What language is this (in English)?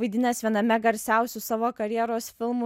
Lithuanian